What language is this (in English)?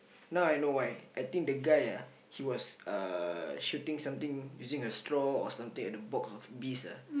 English